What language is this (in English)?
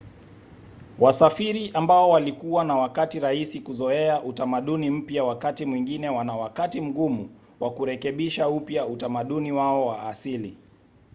Swahili